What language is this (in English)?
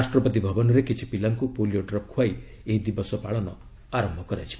Odia